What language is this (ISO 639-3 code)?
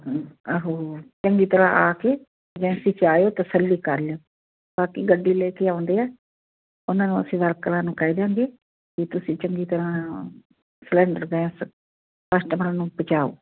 pan